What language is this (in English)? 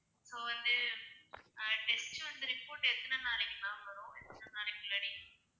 Tamil